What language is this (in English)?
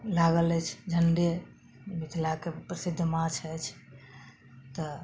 Maithili